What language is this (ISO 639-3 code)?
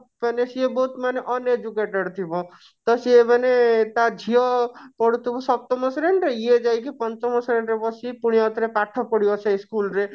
ori